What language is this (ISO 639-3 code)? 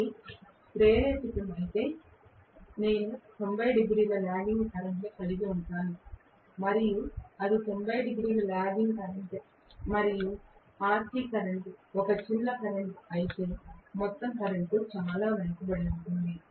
tel